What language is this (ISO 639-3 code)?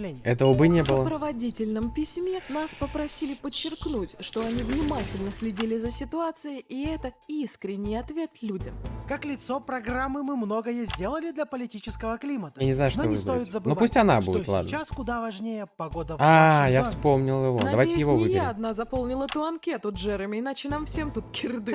rus